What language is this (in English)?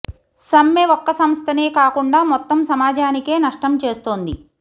Telugu